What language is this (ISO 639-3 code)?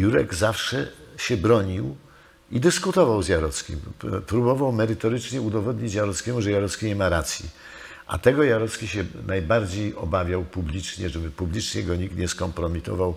pol